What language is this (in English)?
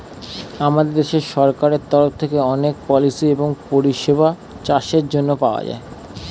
Bangla